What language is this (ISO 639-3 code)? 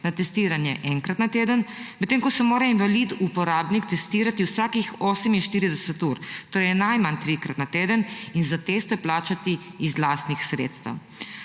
slv